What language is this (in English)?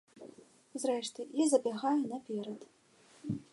Belarusian